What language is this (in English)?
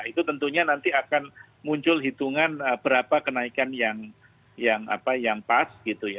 Indonesian